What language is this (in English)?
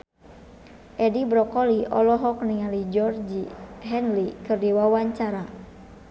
Sundanese